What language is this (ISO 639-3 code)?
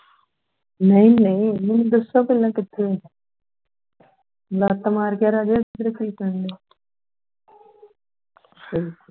pan